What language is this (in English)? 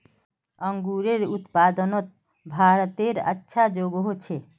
Magahi